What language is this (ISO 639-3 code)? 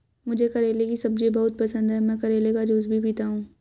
hin